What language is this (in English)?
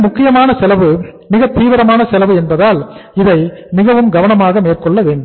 Tamil